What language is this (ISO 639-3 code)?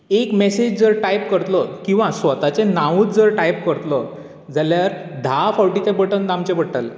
kok